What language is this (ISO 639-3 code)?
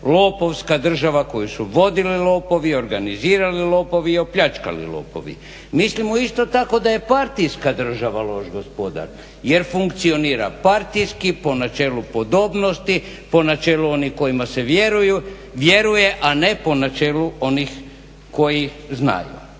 hrv